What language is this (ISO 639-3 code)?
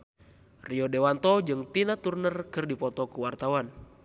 sun